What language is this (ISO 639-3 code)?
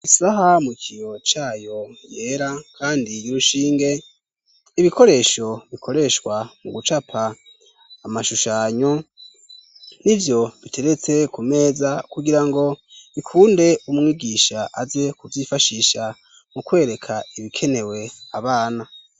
run